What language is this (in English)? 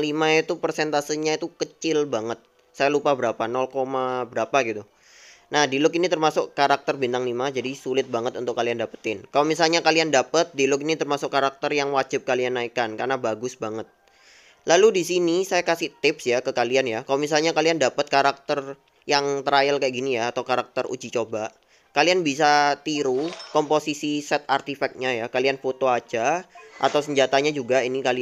Indonesian